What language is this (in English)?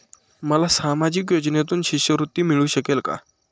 Marathi